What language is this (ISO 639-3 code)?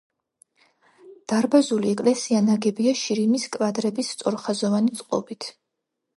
kat